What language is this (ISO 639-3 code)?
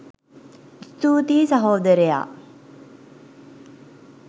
sin